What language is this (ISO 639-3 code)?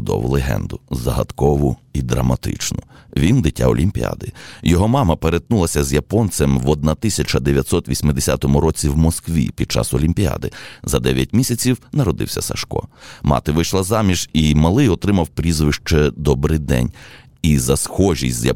ukr